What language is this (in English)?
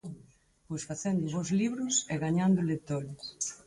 Galician